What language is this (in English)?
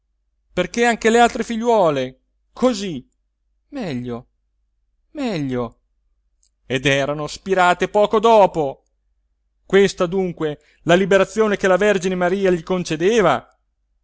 Italian